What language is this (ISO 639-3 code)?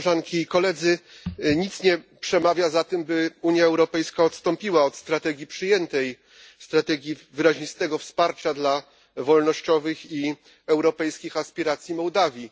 pol